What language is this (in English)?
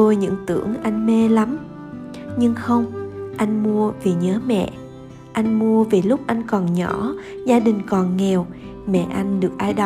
Vietnamese